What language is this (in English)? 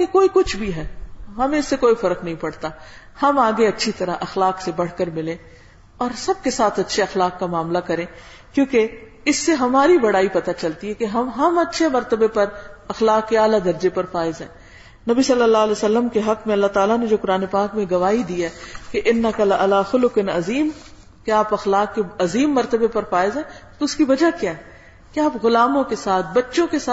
Urdu